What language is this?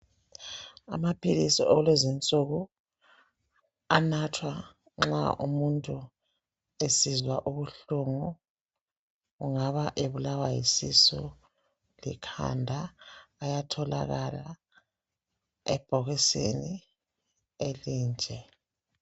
North Ndebele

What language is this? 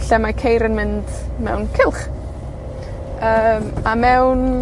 Welsh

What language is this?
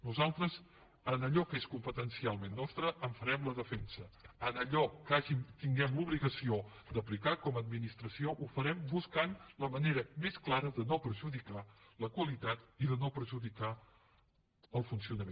Catalan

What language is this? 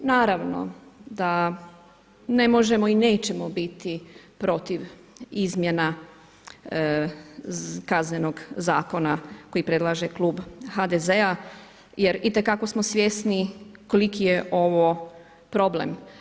Croatian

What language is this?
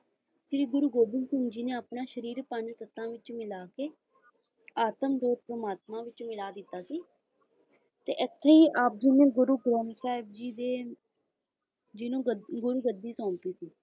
Punjabi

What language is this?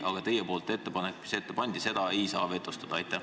Estonian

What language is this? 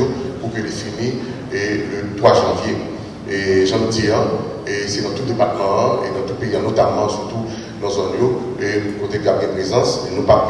French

